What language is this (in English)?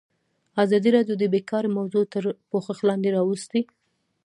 Pashto